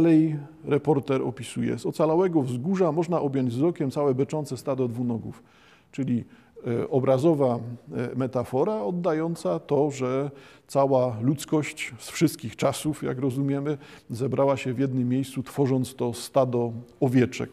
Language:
Polish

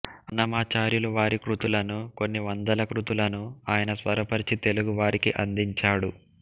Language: Telugu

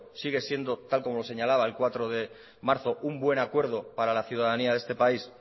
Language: Spanish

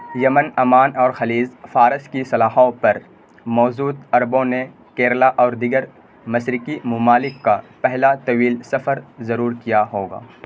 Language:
Urdu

